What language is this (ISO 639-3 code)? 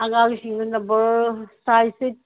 mni